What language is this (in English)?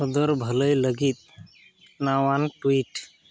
Santali